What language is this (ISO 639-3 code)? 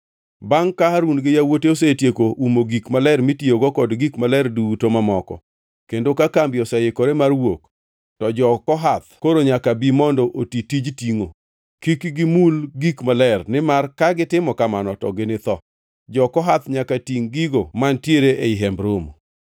luo